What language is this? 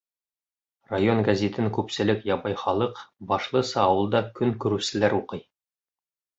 Bashkir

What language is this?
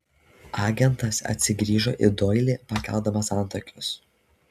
Lithuanian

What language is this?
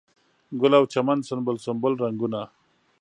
Pashto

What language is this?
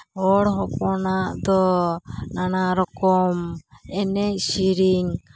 Santali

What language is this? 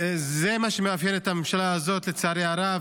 Hebrew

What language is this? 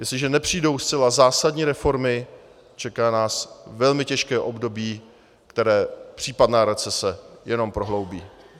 Czech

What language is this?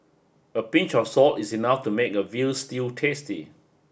English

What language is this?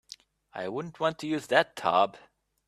English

